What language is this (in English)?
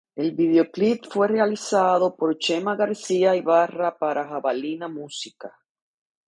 Spanish